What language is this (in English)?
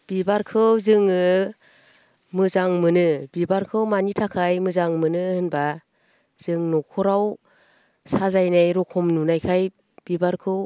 Bodo